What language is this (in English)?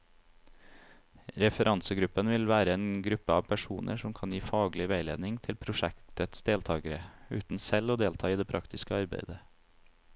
Norwegian